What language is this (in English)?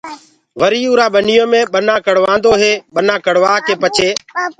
Gurgula